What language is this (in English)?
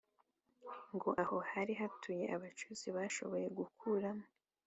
Kinyarwanda